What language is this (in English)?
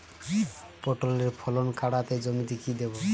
Bangla